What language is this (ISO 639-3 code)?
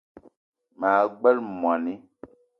eto